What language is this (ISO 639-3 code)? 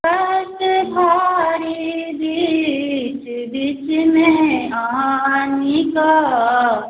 mai